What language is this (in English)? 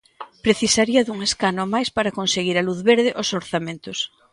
Galician